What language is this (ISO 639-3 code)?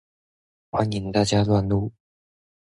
zho